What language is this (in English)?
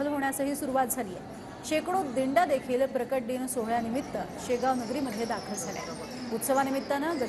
Marathi